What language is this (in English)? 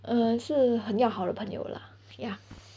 English